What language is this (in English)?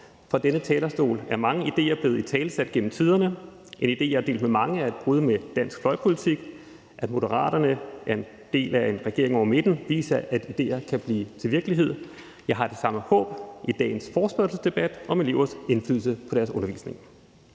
Danish